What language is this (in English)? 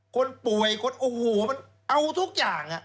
Thai